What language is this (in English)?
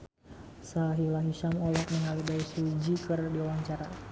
Sundanese